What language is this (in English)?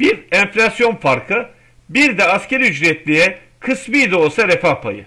Turkish